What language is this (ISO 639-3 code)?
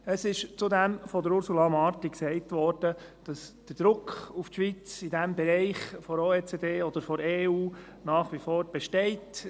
gsw